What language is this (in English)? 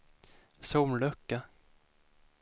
Swedish